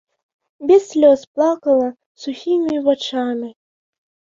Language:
Belarusian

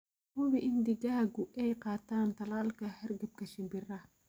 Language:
Somali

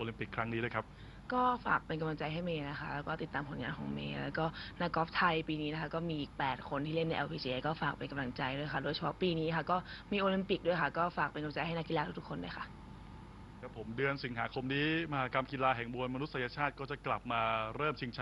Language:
Thai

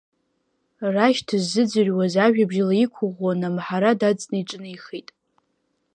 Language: Abkhazian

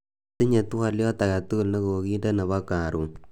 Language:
Kalenjin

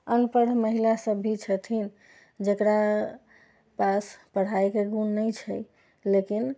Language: Maithili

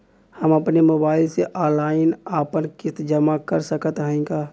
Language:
Bhojpuri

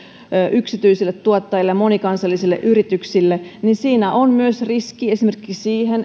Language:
Finnish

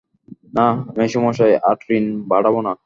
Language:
Bangla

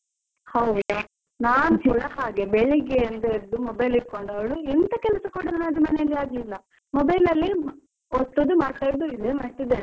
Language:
Kannada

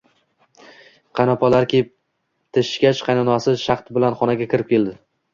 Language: Uzbek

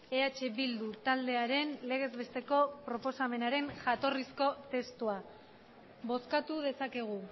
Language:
Basque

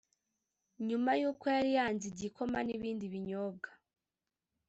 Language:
Kinyarwanda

